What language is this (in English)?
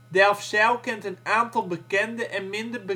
Dutch